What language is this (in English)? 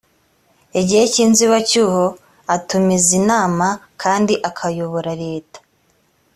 Kinyarwanda